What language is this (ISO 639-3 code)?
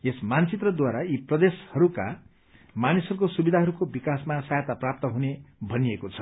nep